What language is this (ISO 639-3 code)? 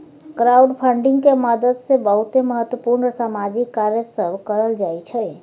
mai